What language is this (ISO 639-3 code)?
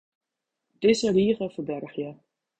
fry